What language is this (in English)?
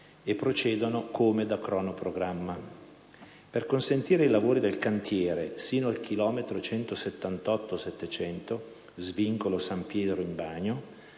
Italian